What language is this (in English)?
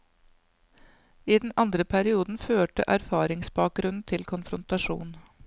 Norwegian